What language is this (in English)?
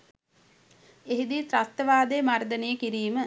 Sinhala